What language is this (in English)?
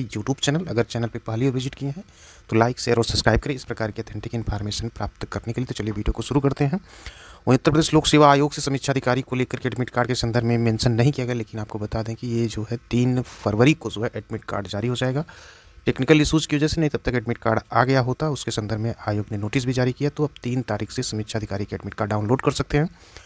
Hindi